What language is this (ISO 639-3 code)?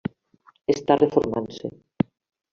cat